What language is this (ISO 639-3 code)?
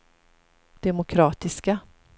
swe